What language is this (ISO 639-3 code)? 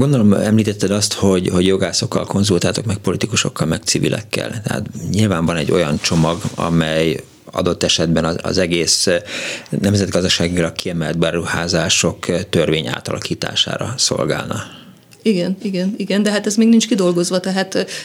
hun